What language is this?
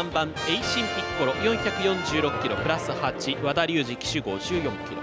Japanese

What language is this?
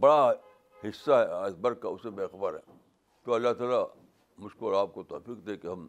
Urdu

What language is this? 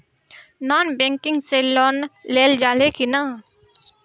Bhojpuri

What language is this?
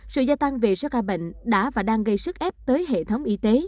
Vietnamese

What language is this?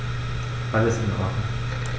German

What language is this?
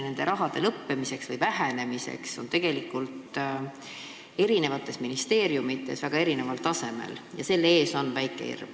Estonian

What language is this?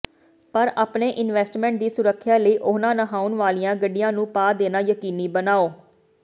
Punjabi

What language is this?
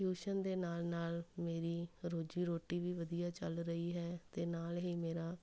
Punjabi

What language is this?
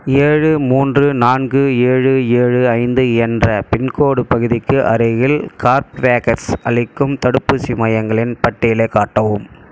Tamil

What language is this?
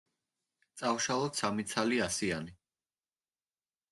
Georgian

